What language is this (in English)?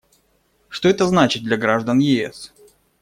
Russian